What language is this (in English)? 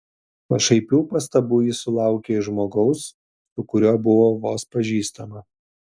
Lithuanian